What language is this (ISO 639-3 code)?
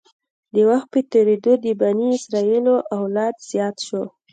pus